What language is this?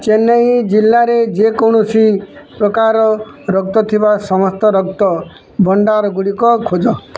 Odia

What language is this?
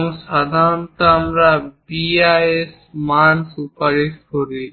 Bangla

